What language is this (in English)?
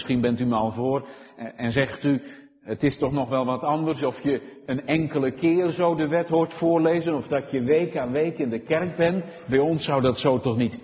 Dutch